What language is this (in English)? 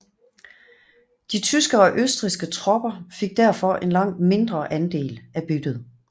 Danish